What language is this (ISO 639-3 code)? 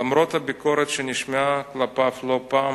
heb